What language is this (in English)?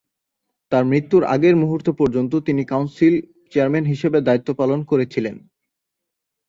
Bangla